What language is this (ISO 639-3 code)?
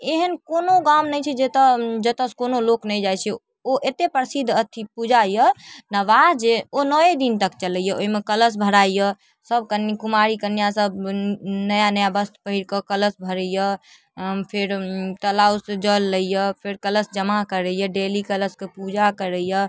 mai